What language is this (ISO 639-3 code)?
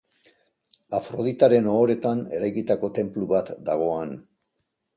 eus